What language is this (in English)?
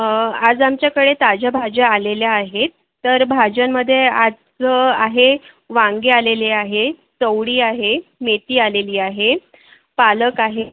Marathi